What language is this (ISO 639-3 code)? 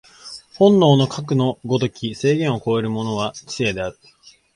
jpn